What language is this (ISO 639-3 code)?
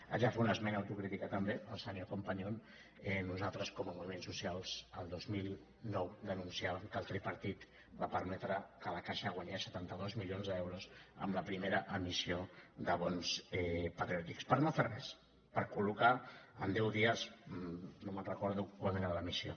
cat